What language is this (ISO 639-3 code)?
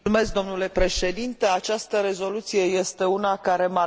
ron